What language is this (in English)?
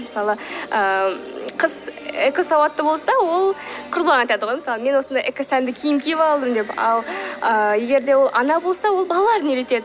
Kazakh